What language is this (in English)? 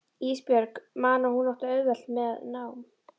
Icelandic